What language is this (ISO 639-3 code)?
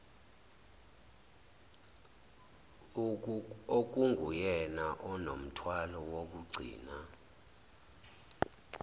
zul